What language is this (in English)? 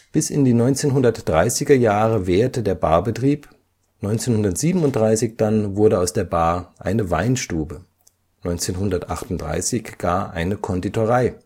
German